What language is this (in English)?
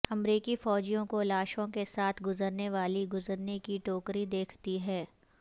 Urdu